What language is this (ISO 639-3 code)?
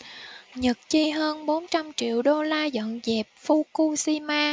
vie